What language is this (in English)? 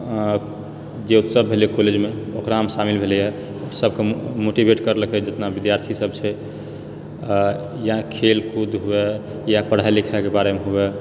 Maithili